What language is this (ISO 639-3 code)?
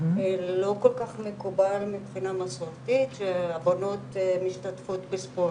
heb